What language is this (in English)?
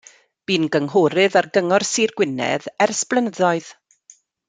Welsh